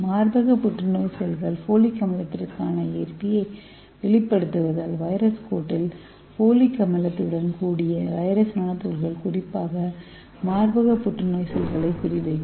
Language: Tamil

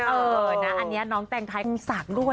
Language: Thai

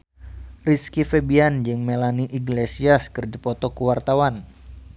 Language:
Sundanese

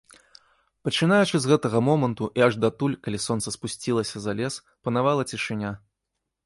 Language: Belarusian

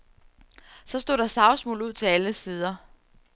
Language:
Danish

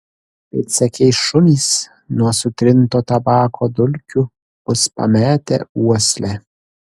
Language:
Lithuanian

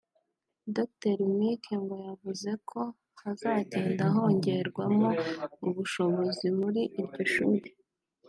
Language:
Kinyarwanda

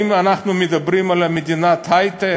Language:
Hebrew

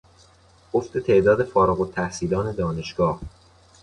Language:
Persian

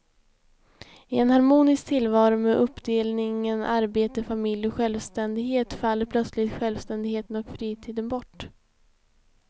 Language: Swedish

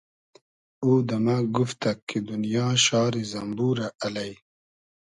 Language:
Hazaragi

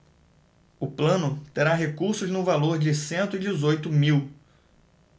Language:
Portuguese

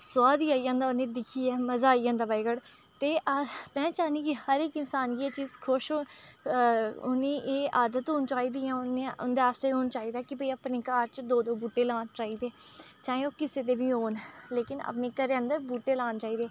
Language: Dogri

